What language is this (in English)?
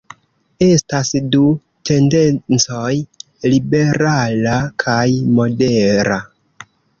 Esperanto